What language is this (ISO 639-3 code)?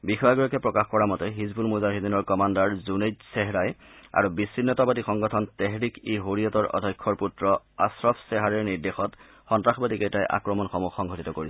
asm